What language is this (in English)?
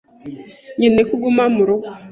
Kinyarwanda